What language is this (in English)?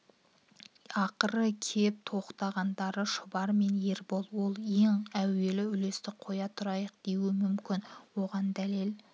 Kazakh